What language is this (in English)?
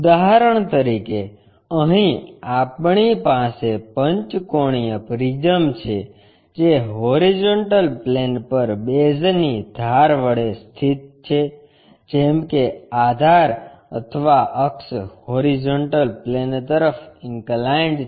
Gujarati